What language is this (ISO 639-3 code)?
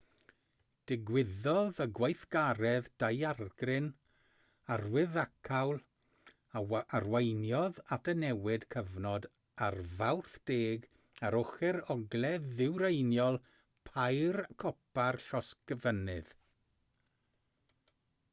cym